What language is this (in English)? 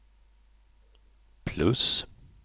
Swedish